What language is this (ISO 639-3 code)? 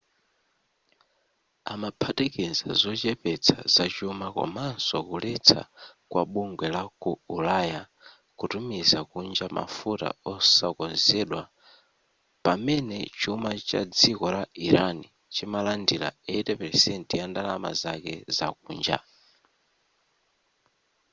nya